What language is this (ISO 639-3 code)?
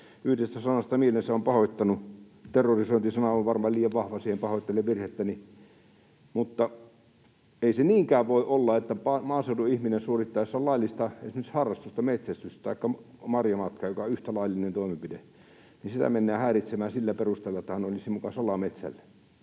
fin